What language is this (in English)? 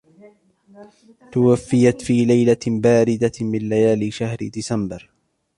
Arabic